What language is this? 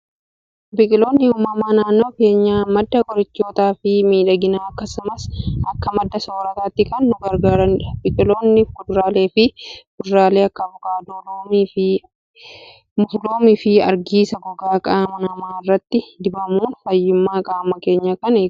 Oromo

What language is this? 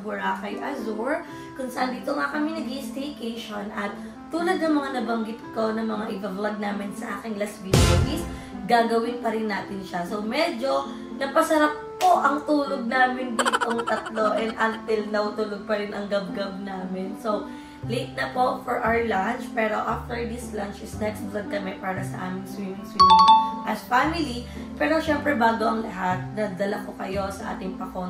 Filipino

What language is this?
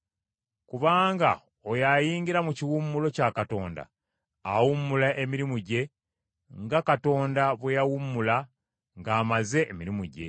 Ganda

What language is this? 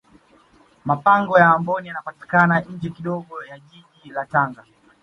Swahili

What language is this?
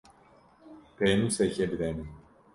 Kurdish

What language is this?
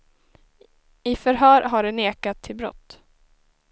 Swedish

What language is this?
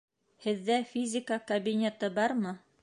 Bashkir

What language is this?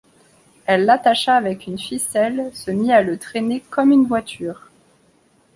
French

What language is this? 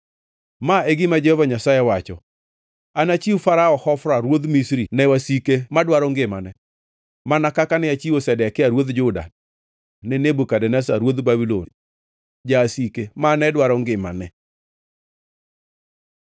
Luo (Kenya and Tanzania)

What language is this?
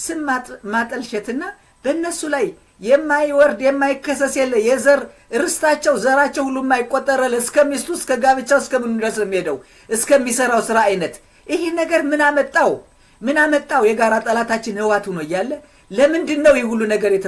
Arabic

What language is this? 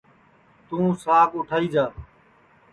Sansi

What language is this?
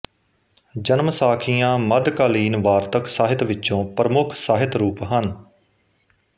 Punjabi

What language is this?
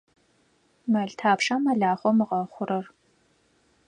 Adyghe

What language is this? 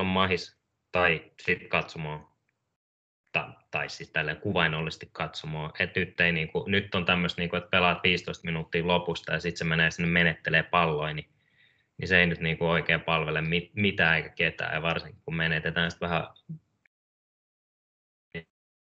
Finnish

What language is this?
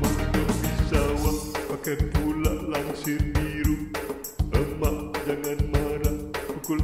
Romanian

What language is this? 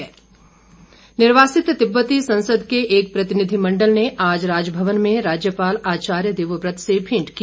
Hindi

